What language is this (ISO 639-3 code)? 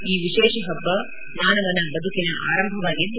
kan